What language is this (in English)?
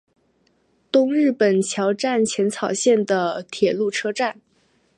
Chinese